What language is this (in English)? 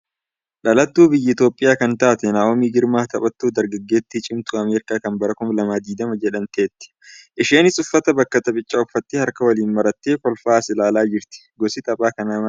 Oromo